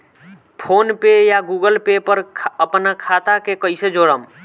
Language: Bhojpuri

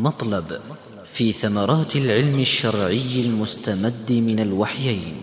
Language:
Arabic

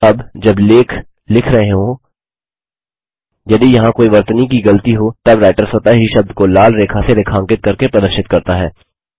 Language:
Hindi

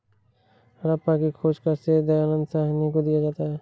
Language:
Hindi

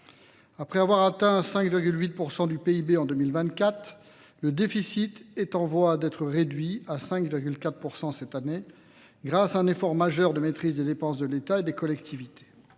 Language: French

